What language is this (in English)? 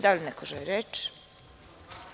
Serbian